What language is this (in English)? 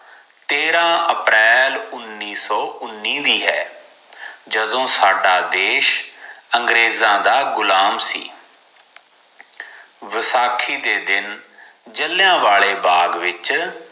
Punjabi